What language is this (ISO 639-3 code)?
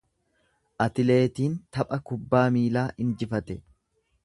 orm